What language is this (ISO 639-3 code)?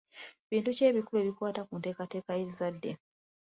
lug